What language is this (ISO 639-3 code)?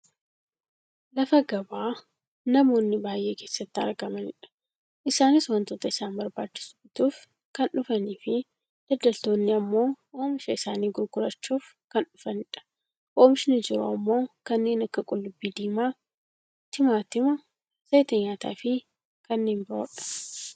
orm